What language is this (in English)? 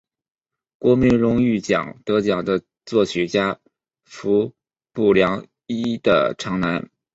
Chinese